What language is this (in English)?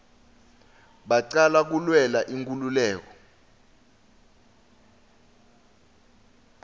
Swati